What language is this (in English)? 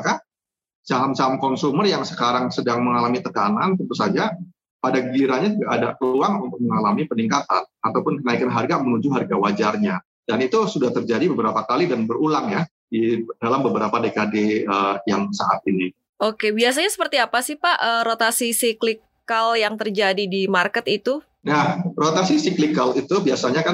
Indonesian